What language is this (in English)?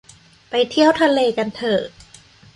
Thai